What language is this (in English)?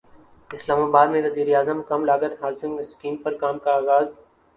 Urdu